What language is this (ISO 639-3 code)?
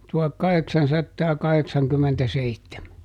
fin